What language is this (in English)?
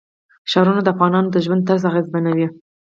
Pashto